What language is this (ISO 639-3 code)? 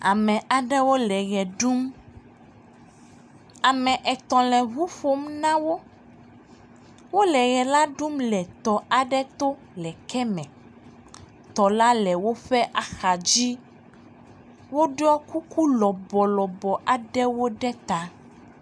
ewe